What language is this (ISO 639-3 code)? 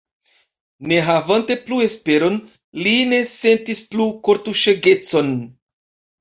epo